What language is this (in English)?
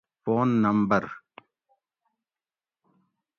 Gawri